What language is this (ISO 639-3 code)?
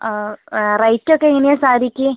mal